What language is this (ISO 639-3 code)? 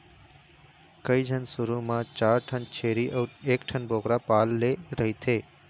hne